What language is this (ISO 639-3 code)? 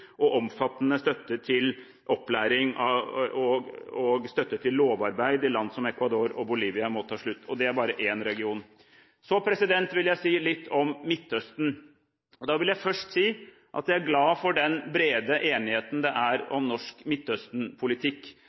nob